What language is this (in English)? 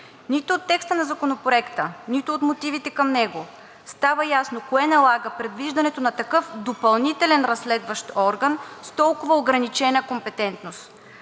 Bulgarian